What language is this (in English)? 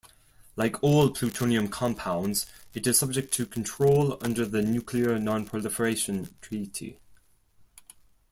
English